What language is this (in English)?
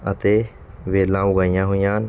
Punjabi